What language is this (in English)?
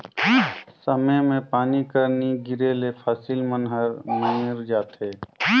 Chhattisgarhi